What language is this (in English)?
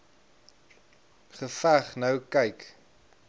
Afrikaans